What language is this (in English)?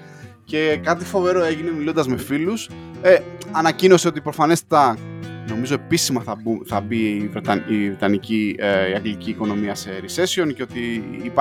Greek